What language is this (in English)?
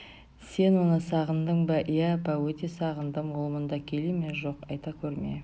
Kazakh